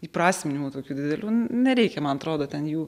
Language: Lithuanian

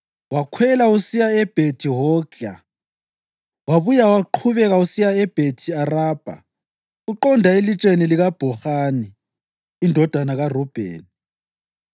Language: North Ndebele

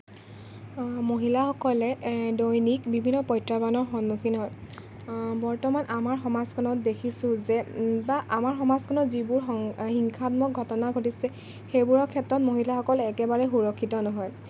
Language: Assamese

